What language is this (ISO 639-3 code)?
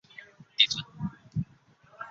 zho